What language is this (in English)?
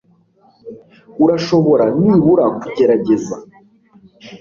Kinyarwanda